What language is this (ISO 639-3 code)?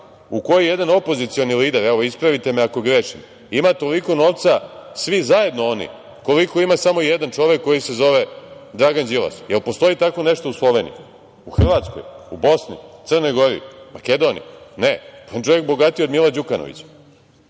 srp